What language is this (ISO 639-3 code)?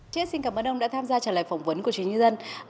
vie